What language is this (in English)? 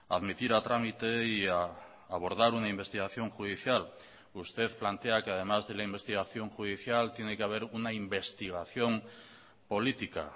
Spanish